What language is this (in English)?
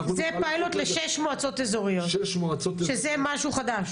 Hebrew